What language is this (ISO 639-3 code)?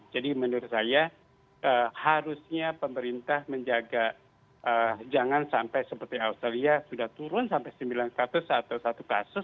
ind